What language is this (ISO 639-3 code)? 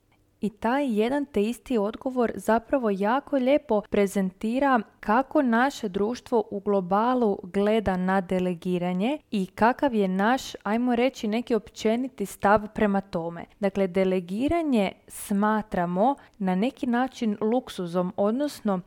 hrv